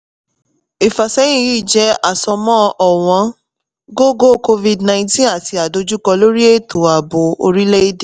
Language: Yoruba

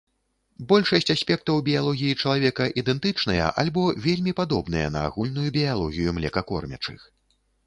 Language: Belarusian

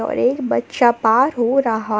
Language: Hindi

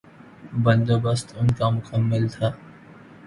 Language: Urdu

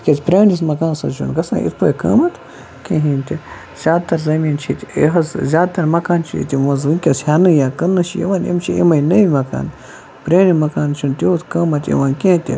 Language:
Kashmiri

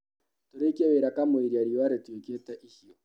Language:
Kikuyu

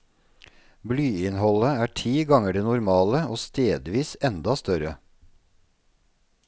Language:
Norwegian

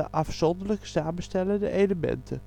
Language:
Dutch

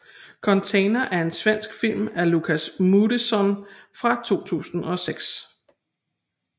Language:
Danish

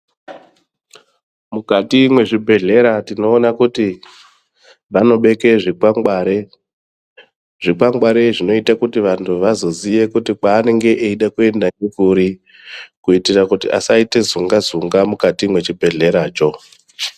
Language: Ndau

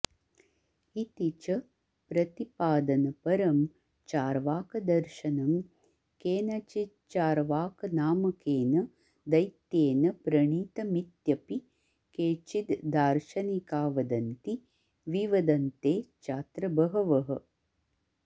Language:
Sanskrit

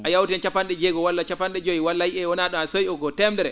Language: Fula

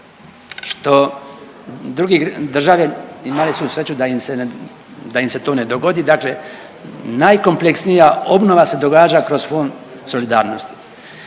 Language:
Croatian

